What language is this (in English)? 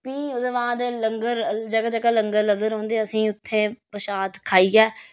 Dogri